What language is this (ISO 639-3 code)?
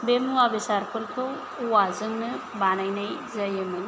brx